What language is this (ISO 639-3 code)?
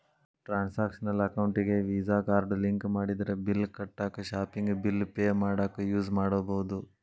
kan